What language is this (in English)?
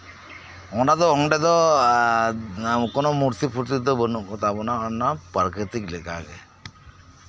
Santali